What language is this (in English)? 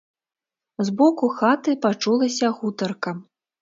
Belarusian